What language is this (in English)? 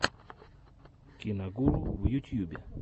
Russian